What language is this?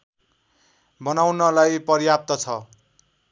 Nepali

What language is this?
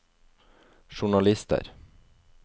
Norwegian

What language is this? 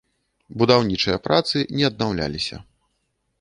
Belarusian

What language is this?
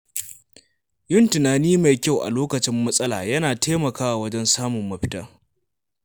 Hausa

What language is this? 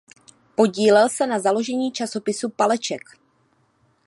Czech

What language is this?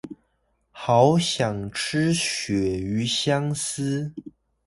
Chinese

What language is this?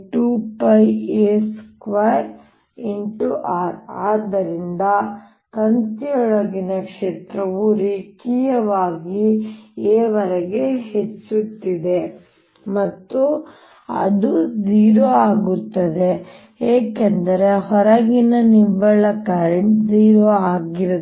Kannada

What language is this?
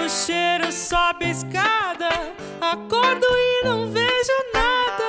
Romanian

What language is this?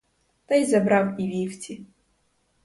Ukrainian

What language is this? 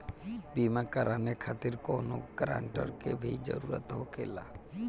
Bhojpuri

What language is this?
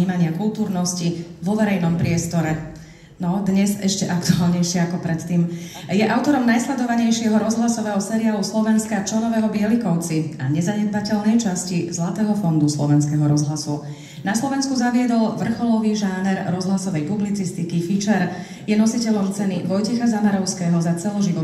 Slovak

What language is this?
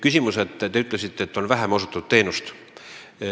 Estonian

